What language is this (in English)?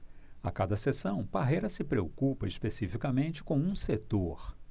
Portuguese